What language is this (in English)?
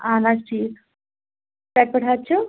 Kashmiri